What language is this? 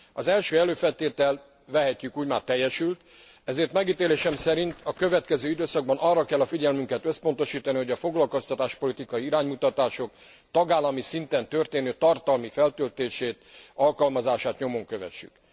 Hungarian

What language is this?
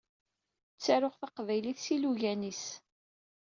Kabyle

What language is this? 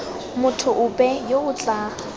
Tswana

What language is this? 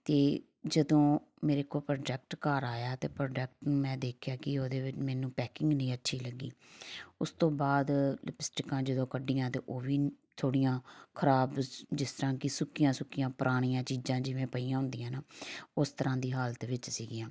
Punjabi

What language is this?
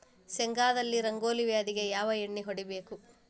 Kannada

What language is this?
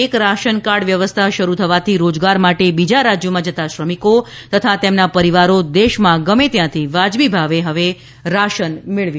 Gujarati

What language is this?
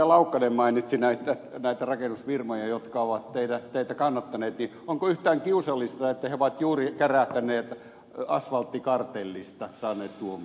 Finnish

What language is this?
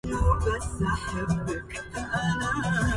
Arabic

